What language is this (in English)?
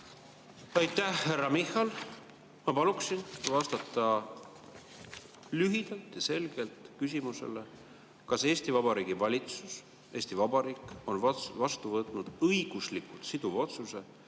Estonian